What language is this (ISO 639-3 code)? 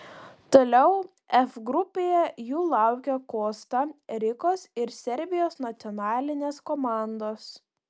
lit